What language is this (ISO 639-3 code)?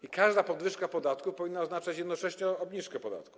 pol